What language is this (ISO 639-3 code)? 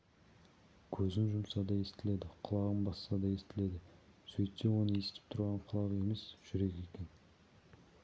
kaz